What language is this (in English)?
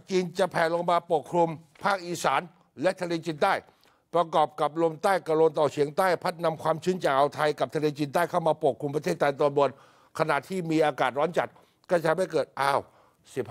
Thai